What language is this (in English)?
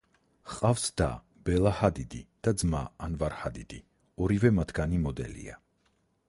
Georgian